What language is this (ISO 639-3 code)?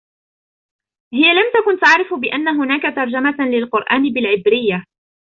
ara